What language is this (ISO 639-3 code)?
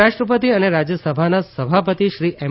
guj